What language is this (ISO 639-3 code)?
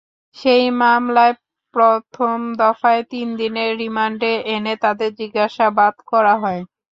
ben